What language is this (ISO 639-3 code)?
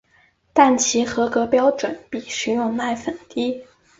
zho